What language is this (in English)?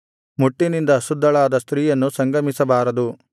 Kannada